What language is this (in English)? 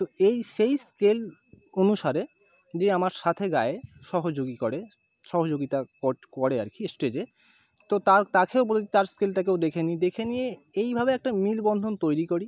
Bangla